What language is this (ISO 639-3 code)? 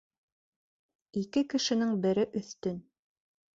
bak